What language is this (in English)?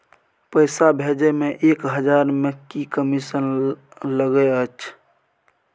Maithili